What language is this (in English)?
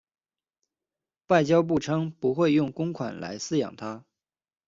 Chinese